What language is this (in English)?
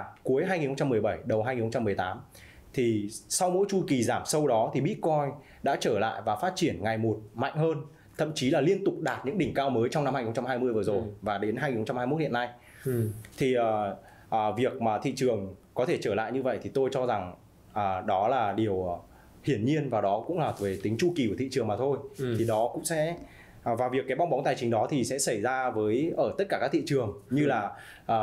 Vietnamese